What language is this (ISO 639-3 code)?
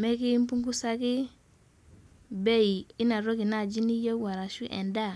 mas